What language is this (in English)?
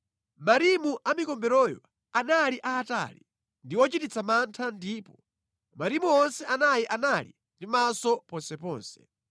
Nyanja